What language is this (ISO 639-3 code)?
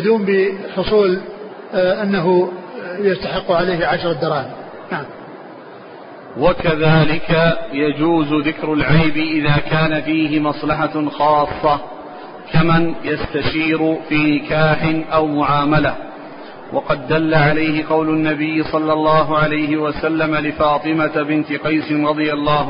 ara